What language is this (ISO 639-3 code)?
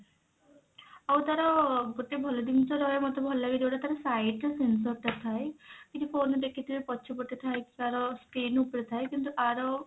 ori